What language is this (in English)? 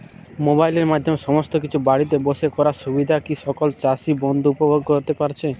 Bangla